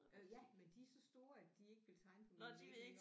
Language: Danish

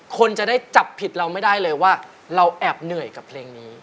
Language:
Thai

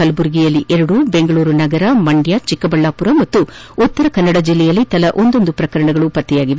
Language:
Kannada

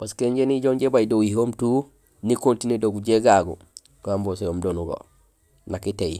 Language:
Gusilay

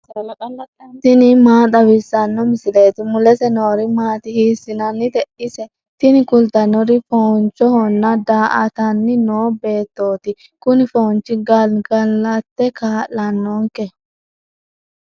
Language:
Sidamo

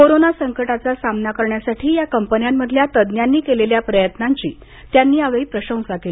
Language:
Marathi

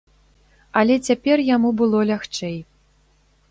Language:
Belarusian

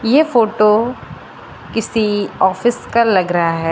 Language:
Hindi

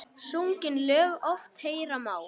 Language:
Icelandic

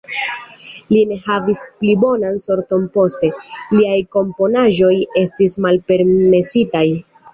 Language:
Esperanto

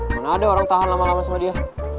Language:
Indonesian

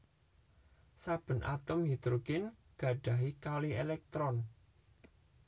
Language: Javanese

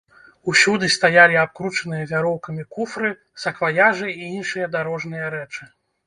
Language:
Belarusian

